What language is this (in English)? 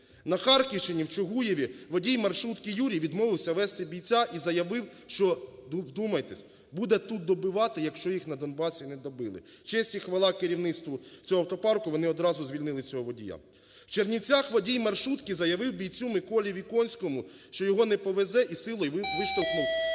Ukrainian